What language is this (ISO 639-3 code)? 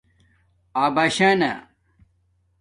dmk